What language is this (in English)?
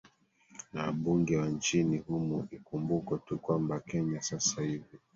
Swahili